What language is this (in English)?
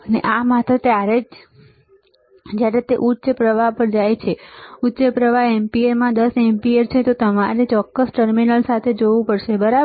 Gujarati